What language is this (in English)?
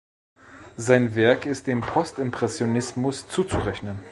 German